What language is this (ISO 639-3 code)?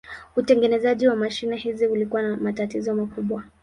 swa